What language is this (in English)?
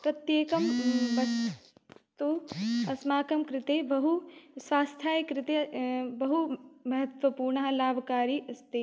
Sanskrit